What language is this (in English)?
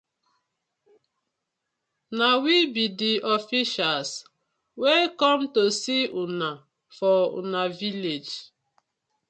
Nigerian Pidgin